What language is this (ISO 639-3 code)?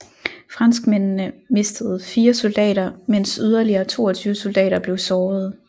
dan